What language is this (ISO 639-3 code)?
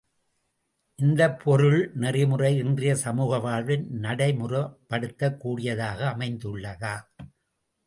tam